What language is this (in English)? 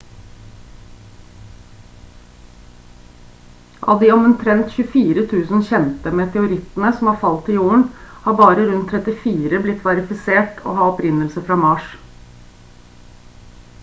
Norwegian Bokmål